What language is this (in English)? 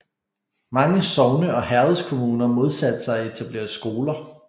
Danish